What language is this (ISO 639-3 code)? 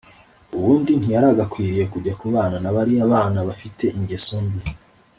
kin